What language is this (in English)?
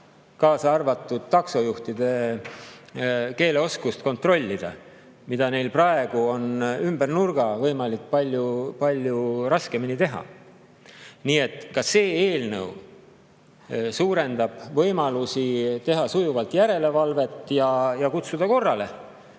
Estonian